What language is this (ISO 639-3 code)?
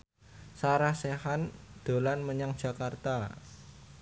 jav